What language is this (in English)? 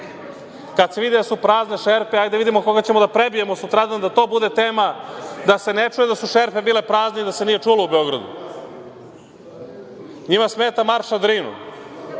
Serbian